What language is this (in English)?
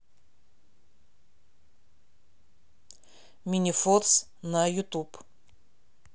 Russian